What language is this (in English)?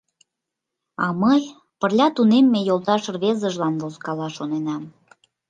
Mari